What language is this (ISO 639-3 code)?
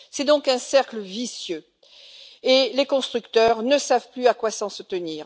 fra